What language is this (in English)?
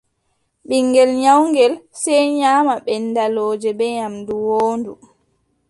Adamawa Fulfulde